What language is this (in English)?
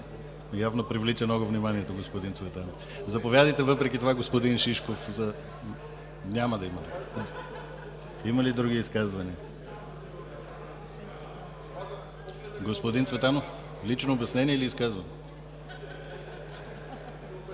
Bulgarian